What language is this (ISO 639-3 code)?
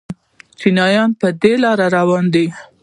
pus